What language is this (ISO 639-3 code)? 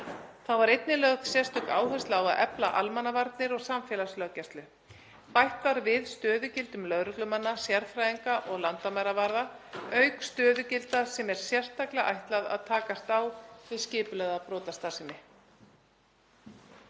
isl